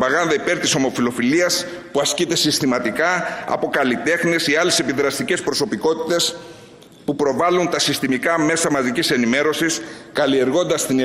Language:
Greek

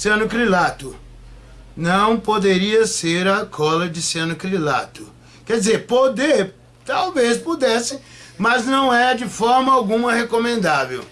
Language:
Portuguese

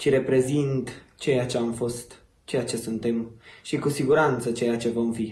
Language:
Romanian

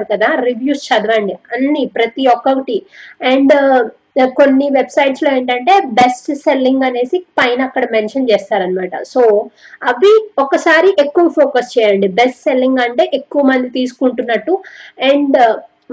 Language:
Telugu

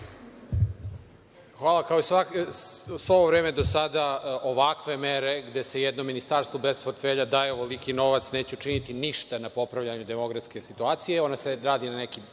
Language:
Serbian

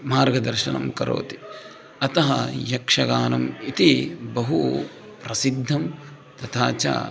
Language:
Sanskrit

